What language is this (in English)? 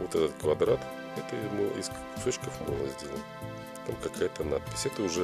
Russian